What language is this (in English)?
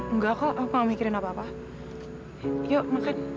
Indonesian